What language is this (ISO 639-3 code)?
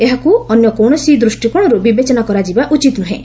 ori